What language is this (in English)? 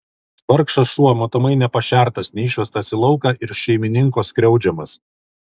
Lithuanian